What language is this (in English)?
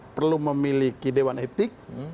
Indonesian